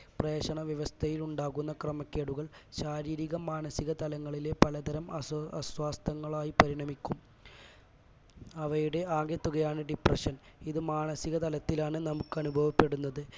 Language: Malayalam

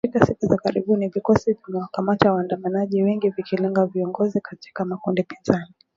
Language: Swahili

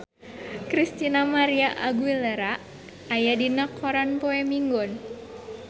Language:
Sundanese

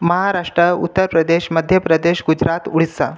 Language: Marathi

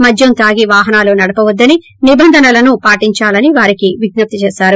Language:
Telugu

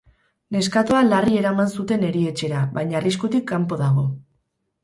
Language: Basque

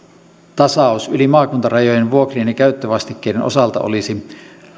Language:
Finnish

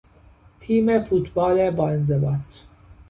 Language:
Persian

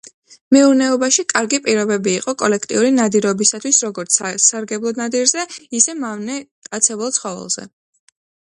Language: Georgian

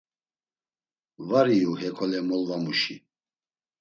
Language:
Laz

